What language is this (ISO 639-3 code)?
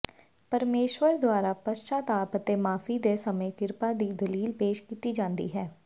pan